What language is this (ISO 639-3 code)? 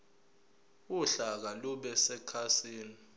zul